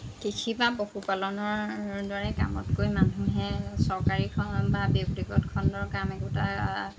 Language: Assamese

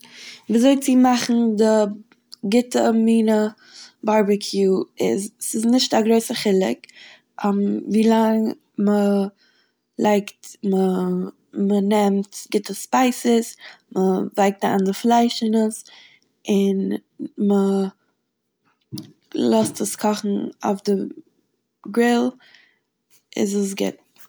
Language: Yiddish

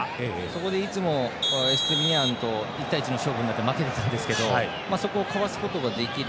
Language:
Japanese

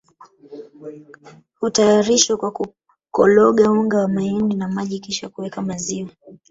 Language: Swahili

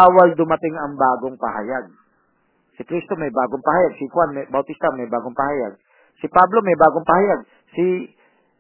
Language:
Filipino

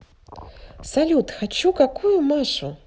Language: Russian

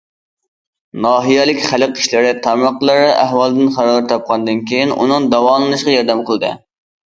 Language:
Uyghur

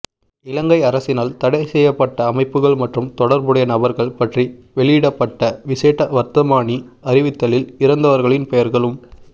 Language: Tamil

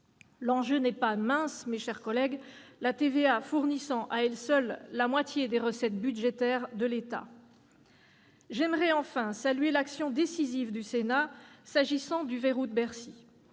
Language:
French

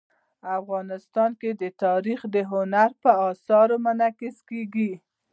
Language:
Pashto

